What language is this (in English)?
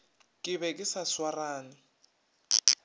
Northern Sotho